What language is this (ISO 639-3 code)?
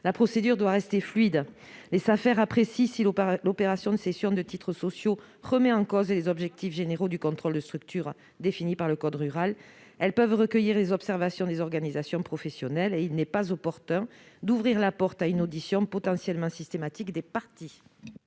fra